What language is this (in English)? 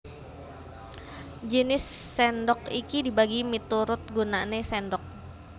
Javanese